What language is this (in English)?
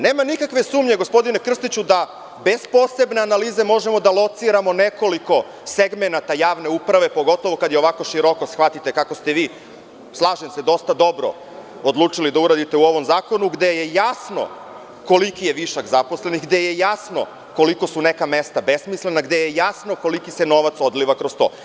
Serbian